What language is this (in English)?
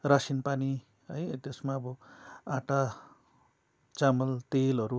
Nepali